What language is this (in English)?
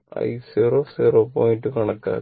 Malayalam